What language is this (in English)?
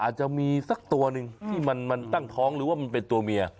Thai